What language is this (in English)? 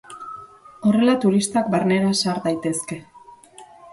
Basque